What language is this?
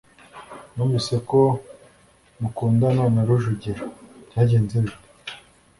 Kinyarwanda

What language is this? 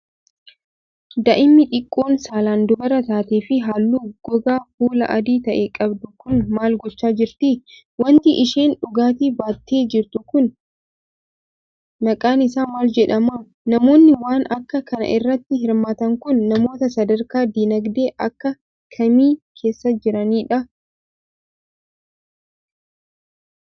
Oromo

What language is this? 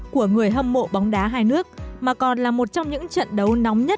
Vietnamese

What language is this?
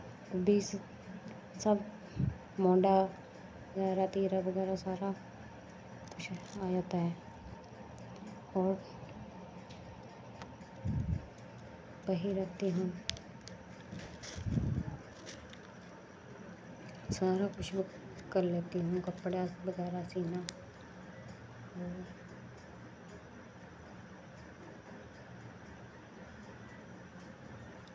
Dogri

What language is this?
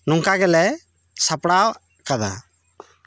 Santali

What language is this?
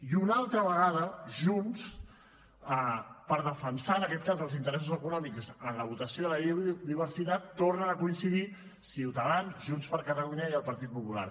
Catalan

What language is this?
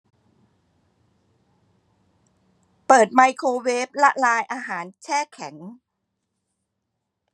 Thai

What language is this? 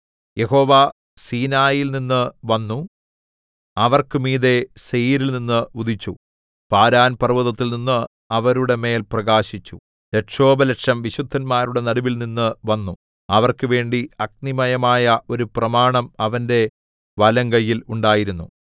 Malayalam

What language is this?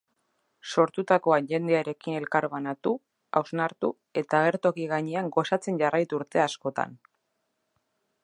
Basque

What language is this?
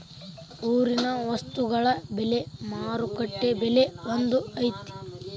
Kannada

